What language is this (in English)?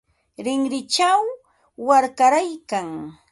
Ambo-Pasco Quechua